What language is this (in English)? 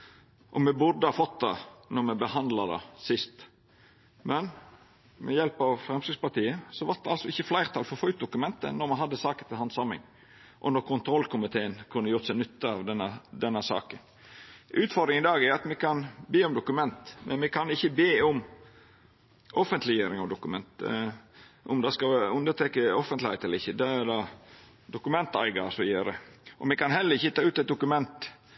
Norwegian Nynorsk